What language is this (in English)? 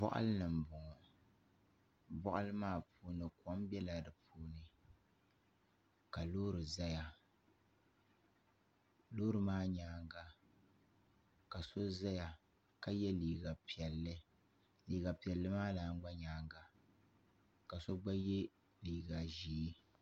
Dagbani